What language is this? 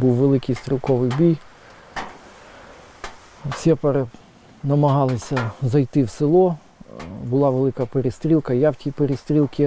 Ukrainian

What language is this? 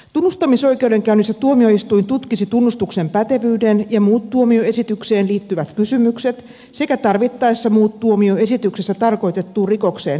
Finnish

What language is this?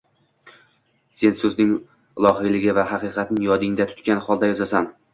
Uzbek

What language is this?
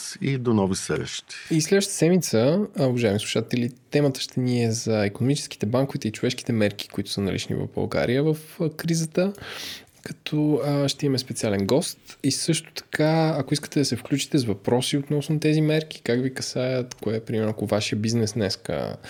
Bulgarian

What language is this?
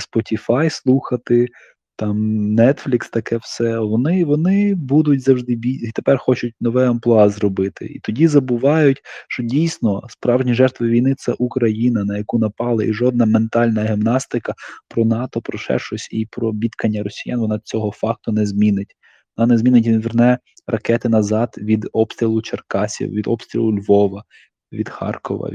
Ukrainian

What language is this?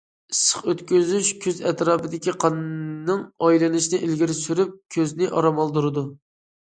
Uyghur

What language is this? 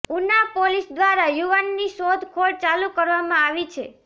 Gujarati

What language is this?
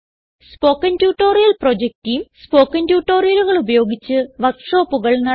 Malayalam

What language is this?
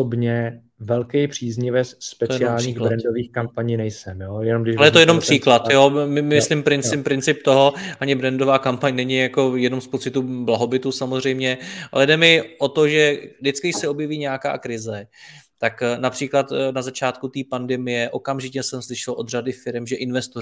Czech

